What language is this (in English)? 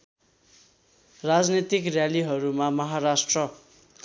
Nepali